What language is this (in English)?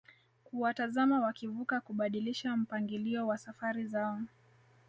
Swahili